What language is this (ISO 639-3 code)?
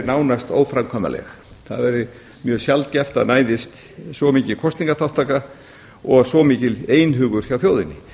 isl